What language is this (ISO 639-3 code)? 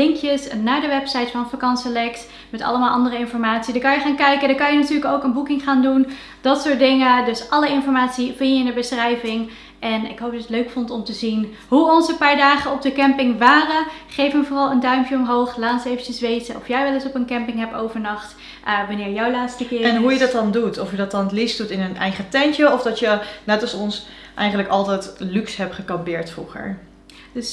nld